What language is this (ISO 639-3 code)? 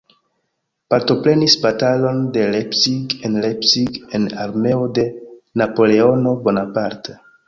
epo